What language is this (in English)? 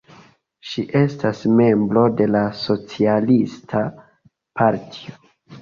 Esperanto